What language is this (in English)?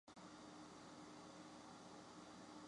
Chinese